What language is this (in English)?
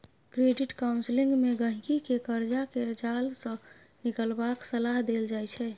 Maithili